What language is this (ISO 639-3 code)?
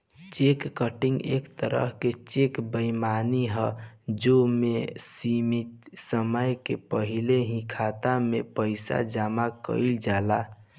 bho